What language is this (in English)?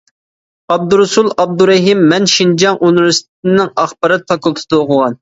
Uyghur